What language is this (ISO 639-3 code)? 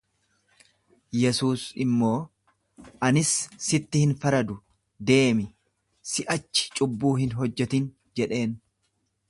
orm